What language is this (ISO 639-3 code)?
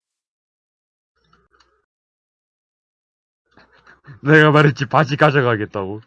kor